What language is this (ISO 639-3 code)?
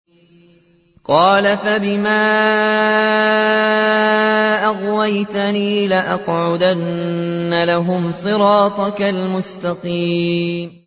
ara